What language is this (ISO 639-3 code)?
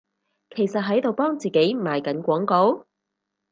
yue